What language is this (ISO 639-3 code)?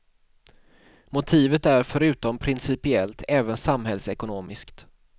swe